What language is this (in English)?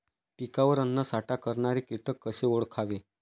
Marathi